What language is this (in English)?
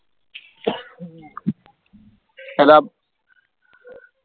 Punjabi